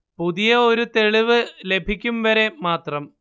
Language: Malayalam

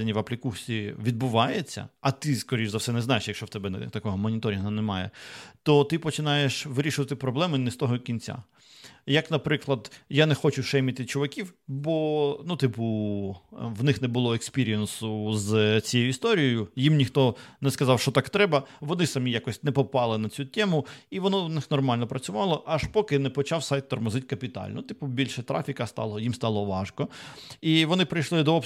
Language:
Ukrainian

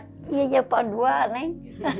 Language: Indonesian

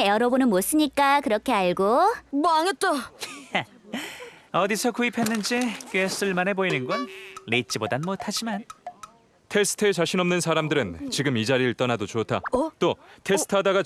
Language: Korean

